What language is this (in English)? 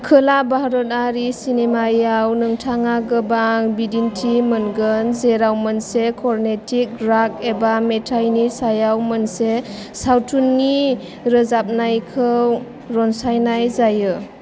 Bodo